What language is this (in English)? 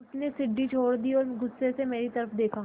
Hindi